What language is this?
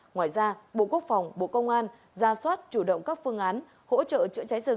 Vietnamese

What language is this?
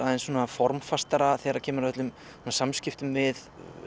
Icelandic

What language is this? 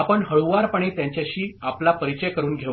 Marathi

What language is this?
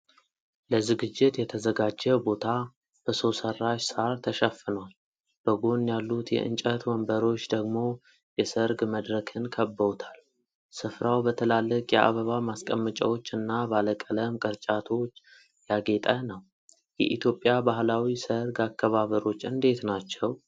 Amharic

